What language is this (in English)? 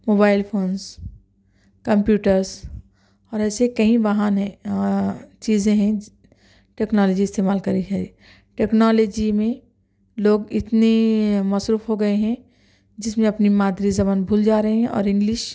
Urdu